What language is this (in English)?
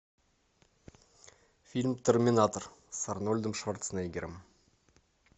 Russian